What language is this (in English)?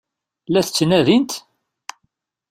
Kabyle